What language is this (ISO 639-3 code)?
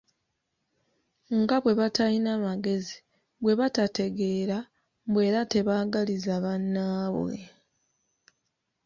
lug